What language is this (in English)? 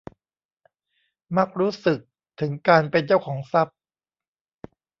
Thai